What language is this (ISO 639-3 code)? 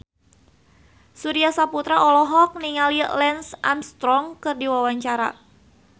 sun